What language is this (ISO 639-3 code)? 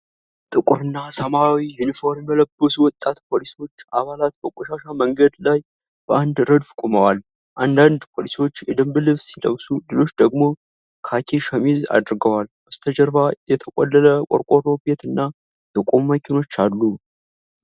amh